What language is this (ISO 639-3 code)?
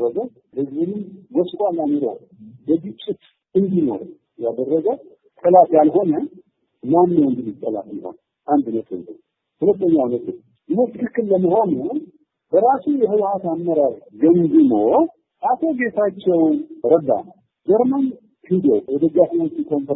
ind